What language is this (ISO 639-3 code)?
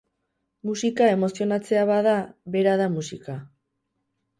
eus